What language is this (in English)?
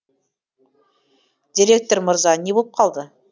Kazakh